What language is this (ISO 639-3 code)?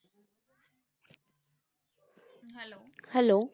pan